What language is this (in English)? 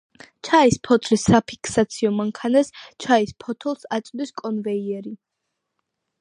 Georgian